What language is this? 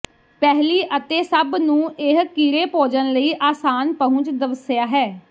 Punjabi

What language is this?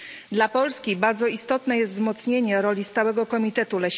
Polish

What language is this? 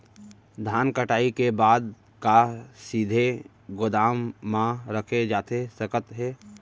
Chhattisgarhi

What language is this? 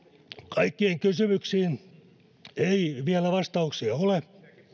Finnish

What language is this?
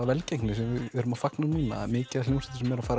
Icelandic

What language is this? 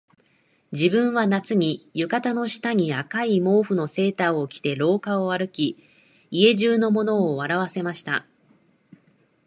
Japanese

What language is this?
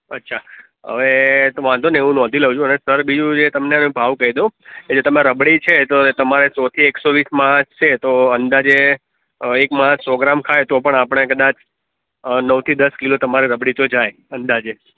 Gujarati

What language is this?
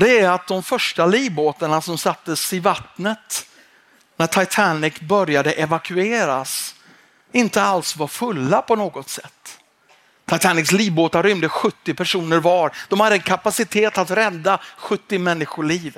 Swedish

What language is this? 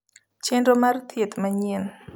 Luo (Kenya and Tanzania)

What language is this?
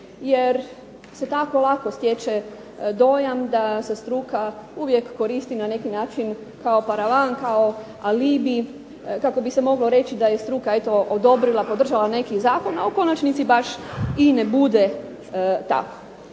Croatian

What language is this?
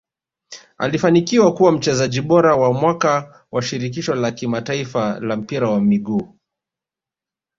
Swahili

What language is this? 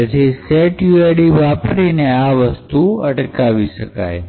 Gujarati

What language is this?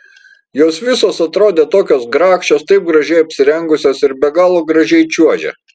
Lithuanian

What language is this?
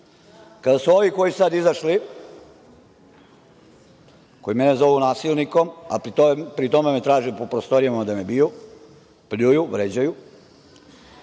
Serbian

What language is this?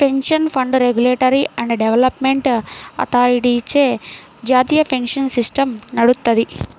Telugu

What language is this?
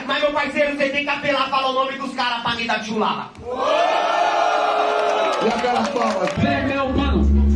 Portuguese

